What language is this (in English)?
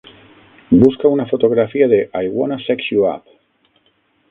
Catalan